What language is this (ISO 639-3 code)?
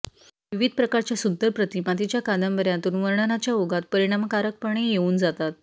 mar